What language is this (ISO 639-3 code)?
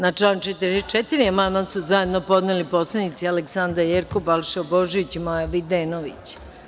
srp